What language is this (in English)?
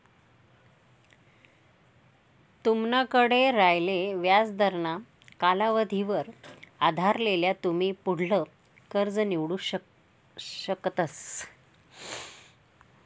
Marathi